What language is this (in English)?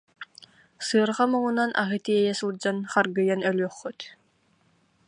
Yakut